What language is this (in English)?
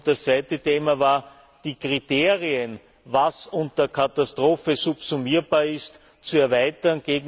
German